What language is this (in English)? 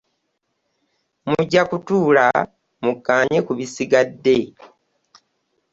Ganda